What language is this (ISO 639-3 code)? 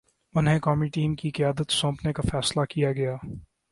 urd